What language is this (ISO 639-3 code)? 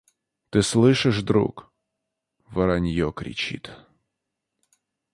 rus